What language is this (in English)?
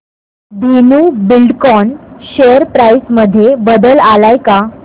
Marathi